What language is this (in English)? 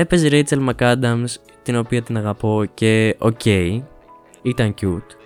Greek